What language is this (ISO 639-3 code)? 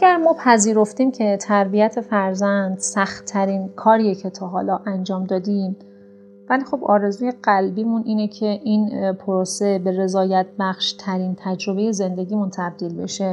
fas